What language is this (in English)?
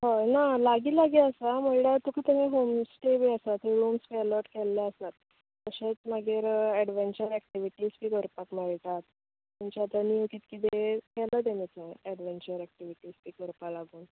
Konkani